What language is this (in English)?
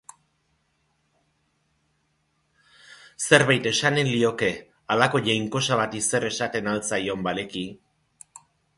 Basque